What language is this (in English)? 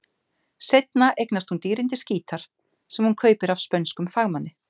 Icelandic